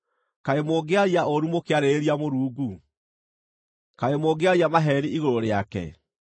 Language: Kikuyu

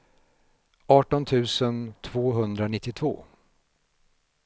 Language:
Swedish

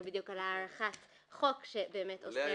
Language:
Hebrew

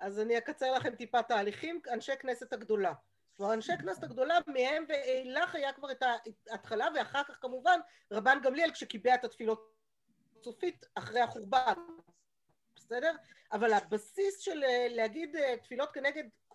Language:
Hebrew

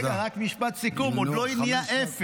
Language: Hebrew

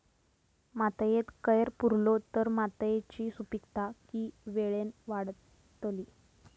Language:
Marathi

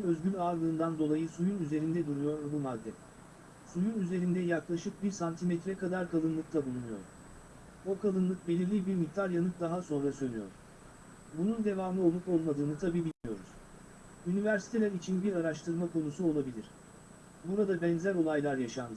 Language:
Turkish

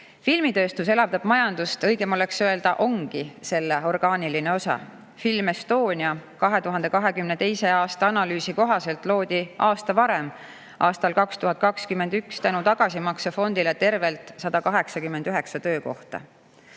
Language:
Estonian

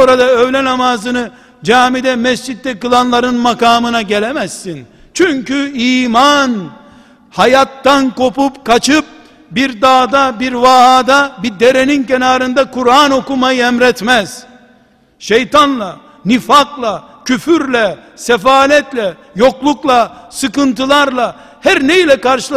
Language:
Turkish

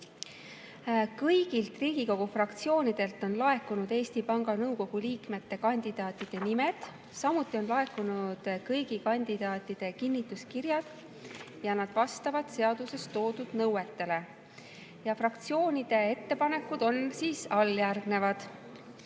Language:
Estonian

